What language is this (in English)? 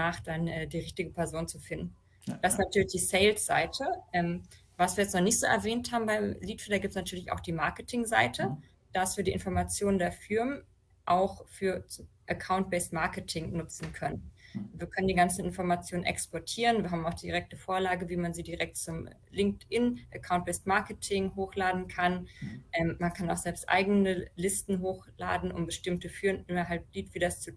German